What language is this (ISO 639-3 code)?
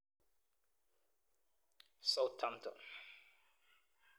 kln